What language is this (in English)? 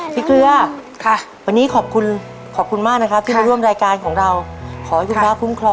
Thai